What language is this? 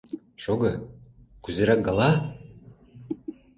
Mari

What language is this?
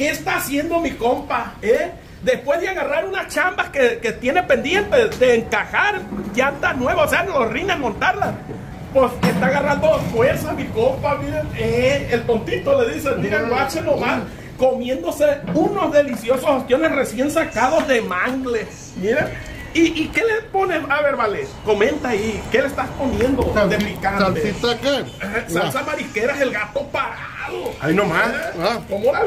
Spanish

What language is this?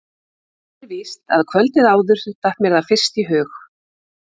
Icelandic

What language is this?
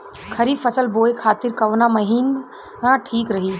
Bhojpuri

